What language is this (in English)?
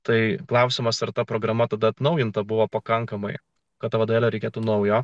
Lithuanian